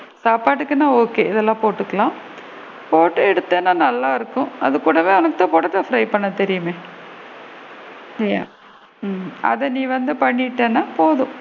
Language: Tamil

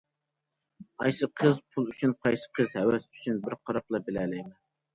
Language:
Uyghur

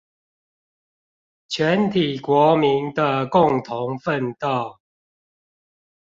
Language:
Chinese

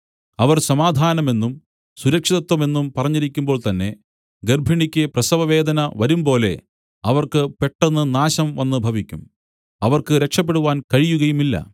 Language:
Malayalam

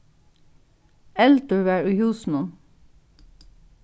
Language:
Faroese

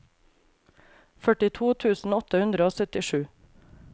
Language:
Norwegian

